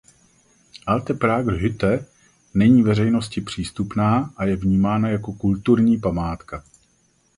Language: Czech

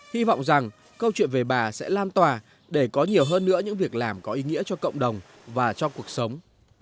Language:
Vietnamese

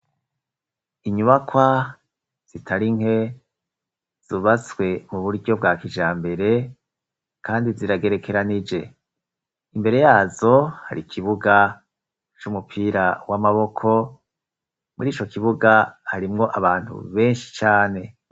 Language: Rundi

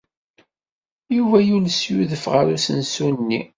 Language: Kabyle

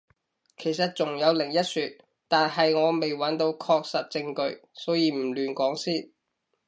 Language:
Cantonese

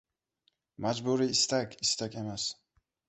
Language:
Uzbek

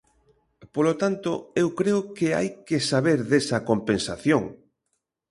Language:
Galician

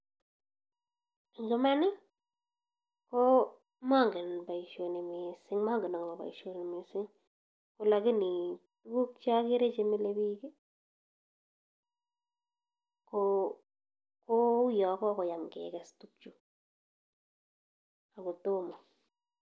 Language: Kalenjin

